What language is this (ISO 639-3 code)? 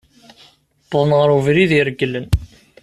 kab